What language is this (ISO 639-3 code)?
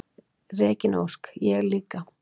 isl